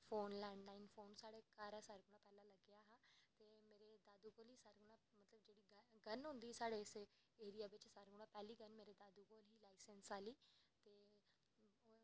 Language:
Dogri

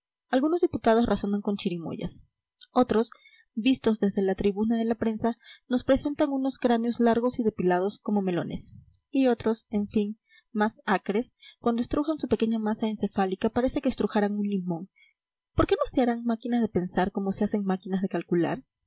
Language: Spanish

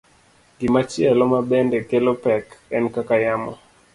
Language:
Luo (Kenya and Tanzania)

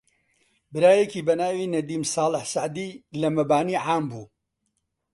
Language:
Central Kurdish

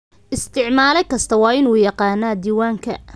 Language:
Somali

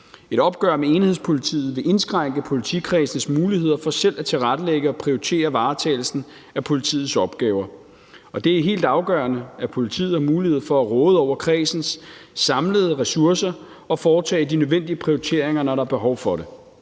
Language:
Danish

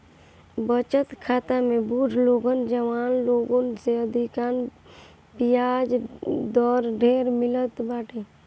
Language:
Bhojpuri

